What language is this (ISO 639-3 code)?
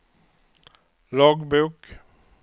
swe